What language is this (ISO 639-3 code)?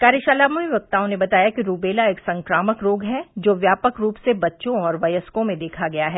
hin